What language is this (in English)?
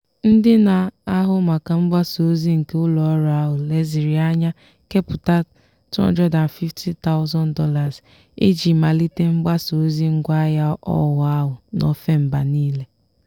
Igbo